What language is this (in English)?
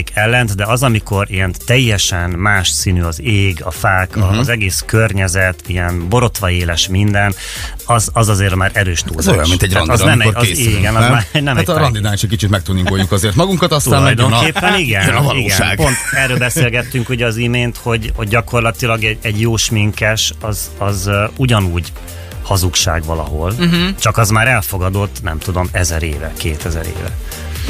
Hungarian